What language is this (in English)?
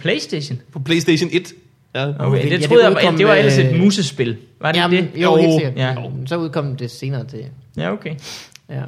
Danish